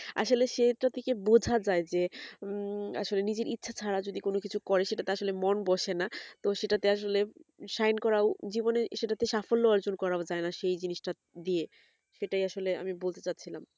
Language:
Bangla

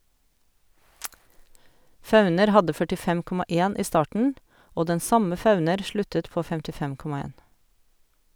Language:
Norwegian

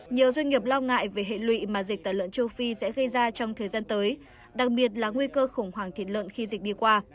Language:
Vietnamese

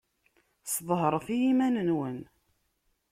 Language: Kabyle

